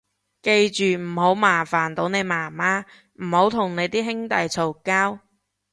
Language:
Cantonese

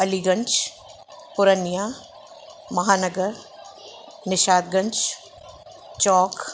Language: Sindhi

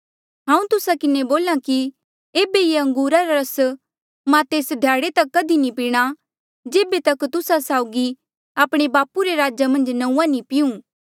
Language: Mandeali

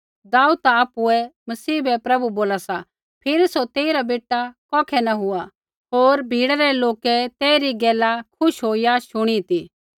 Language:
Kullu Pahari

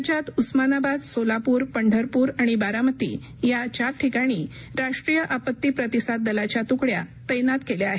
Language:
Marathi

